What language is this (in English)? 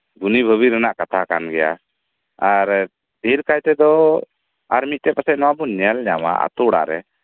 Santali